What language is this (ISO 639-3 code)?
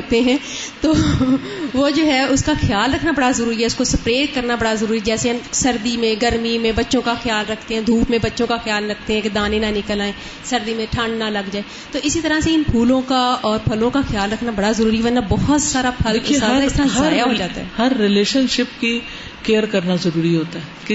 urd